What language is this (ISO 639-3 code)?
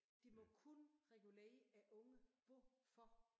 dan